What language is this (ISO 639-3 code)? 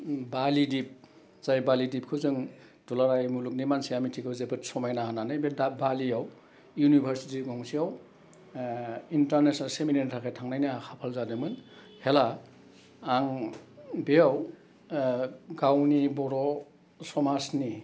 brx